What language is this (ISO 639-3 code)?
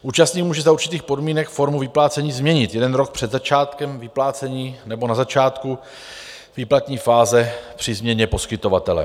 ces